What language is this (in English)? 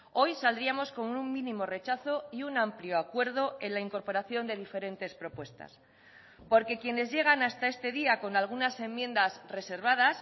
Spanish